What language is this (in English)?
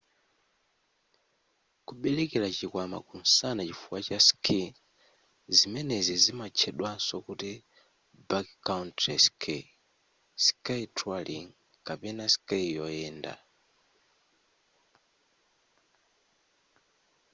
Nyanja